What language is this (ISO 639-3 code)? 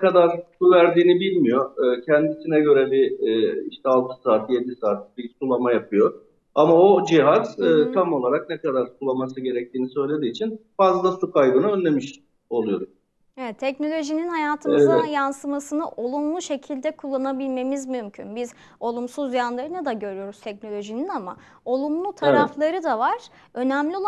tur